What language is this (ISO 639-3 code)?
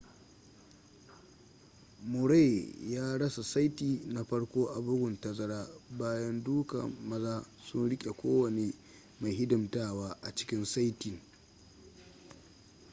hau